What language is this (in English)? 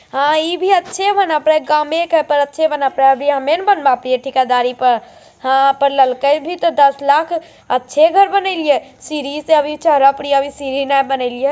Magahi